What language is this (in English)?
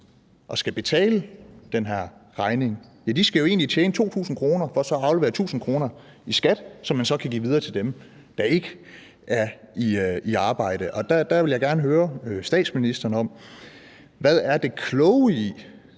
Danish